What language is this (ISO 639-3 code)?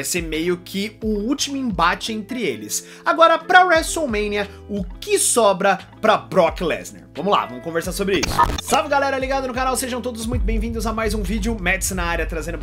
por